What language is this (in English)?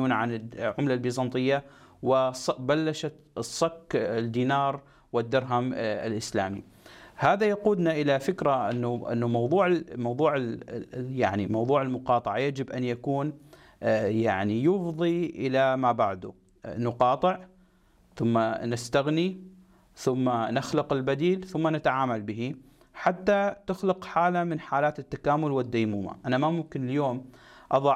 Arabic